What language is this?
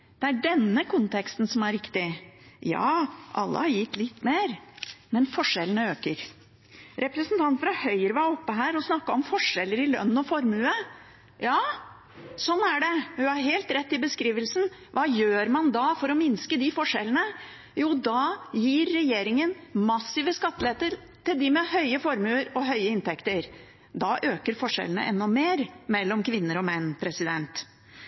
Norwegian Bokmål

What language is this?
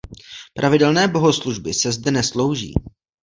Czech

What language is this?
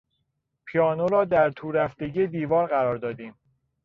Persian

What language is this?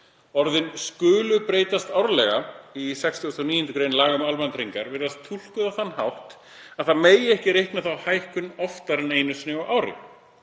Icelandic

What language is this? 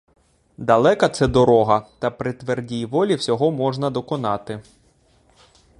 Ukrainian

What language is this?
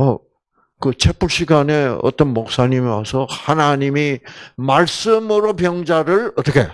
Korean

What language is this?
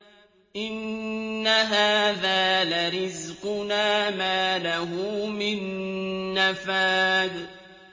Arabic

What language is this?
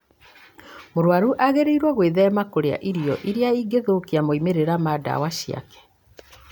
Kikuyu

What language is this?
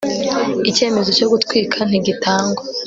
Kinyarwanda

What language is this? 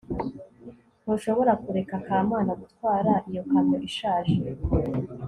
Kinyarwanda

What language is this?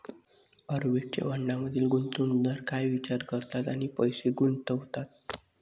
Marathi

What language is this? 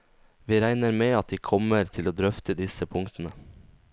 Norwegian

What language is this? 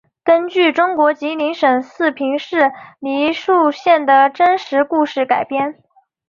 Chinese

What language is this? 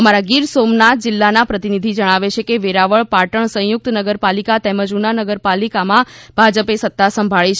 Gujarati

